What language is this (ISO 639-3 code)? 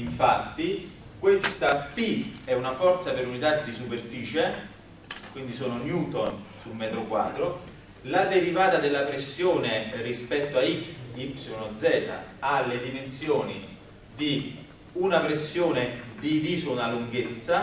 ita